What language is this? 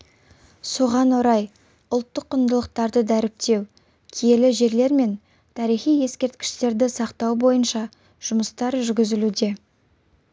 Kazakh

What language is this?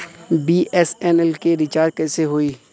Bhojpuri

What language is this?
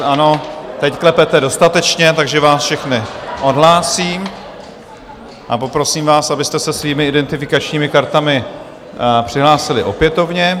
Czech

